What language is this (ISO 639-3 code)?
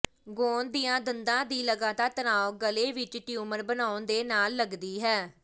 pan